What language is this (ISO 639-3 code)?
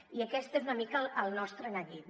cat